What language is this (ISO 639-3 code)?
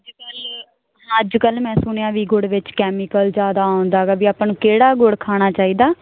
pan